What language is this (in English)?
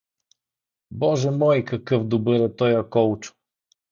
Bulgarian